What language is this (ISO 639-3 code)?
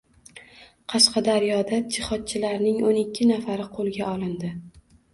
uzb